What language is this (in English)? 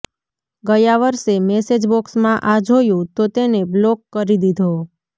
Gujarati